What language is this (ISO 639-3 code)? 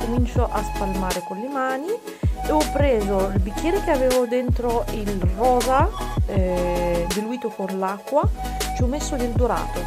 ita